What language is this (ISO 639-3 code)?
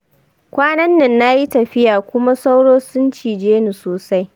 hau